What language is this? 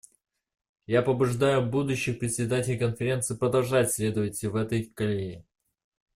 Russian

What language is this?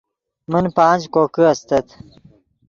Yidgha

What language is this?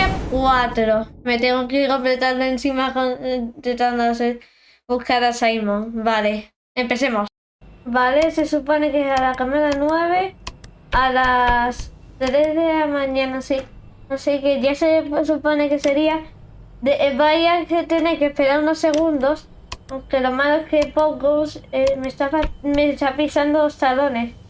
Spanish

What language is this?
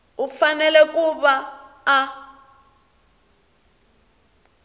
Tsonga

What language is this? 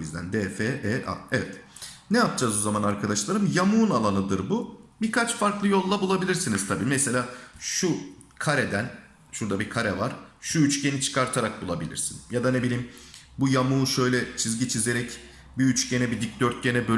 Turkish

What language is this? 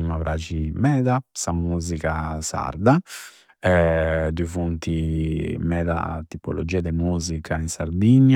Campidanese Sardinian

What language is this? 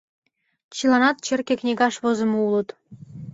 Mari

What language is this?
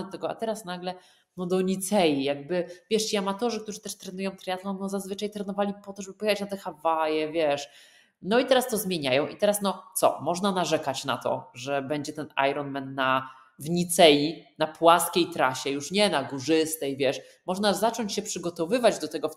Polish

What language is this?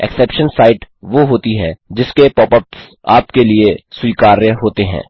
Hindi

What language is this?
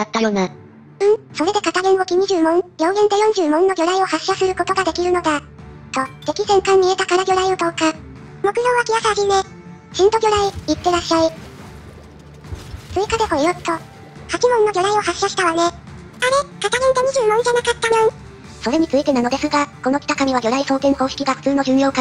Japanese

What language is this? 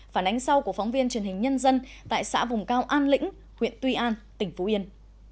Vietnamese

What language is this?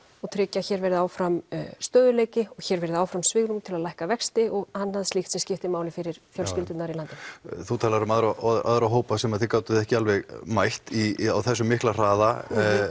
Icelandic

